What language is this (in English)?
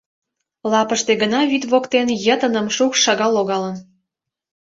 Mari